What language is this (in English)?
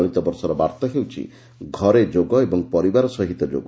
Odia